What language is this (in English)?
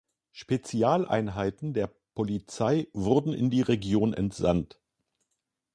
German